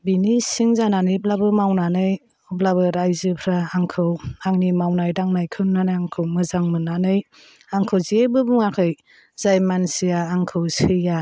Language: Bodo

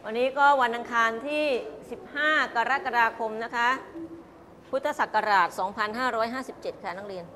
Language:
Thai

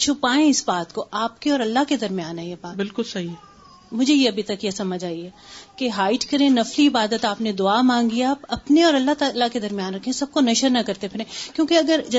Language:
Urdu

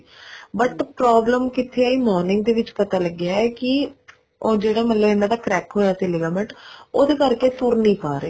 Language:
Punjabi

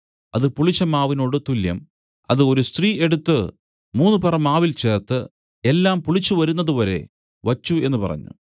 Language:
Malayalam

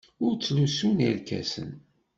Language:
Kabyle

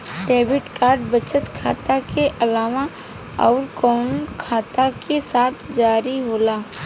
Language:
Bhojpuri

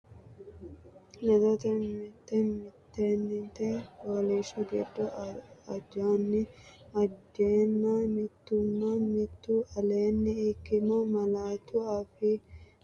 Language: Sidamo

